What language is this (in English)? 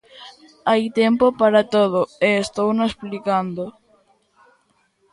Galician